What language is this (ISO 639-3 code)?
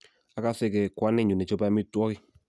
kln